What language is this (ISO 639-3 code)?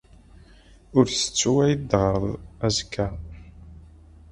kab